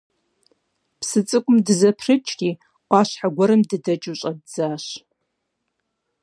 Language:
Kabardian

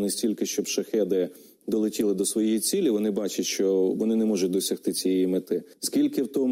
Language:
Ukrainian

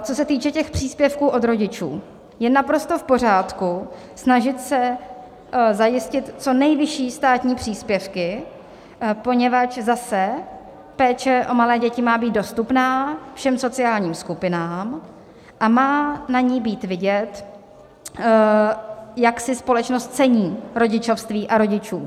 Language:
Czech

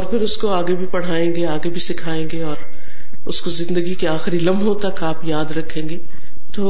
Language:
Urdu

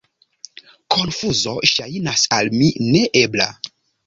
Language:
Esperanto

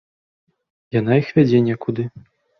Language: Belarusian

